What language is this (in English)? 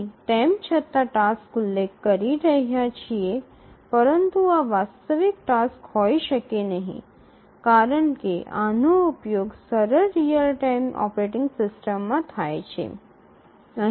Gujarati